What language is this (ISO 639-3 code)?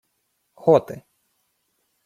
ukr